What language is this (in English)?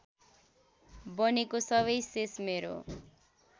Nepali